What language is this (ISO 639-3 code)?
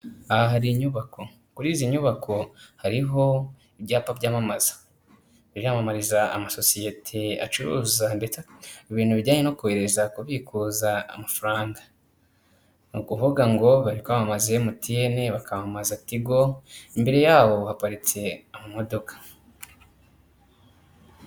kin